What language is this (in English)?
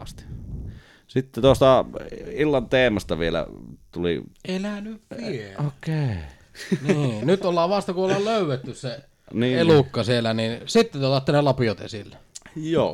Finnish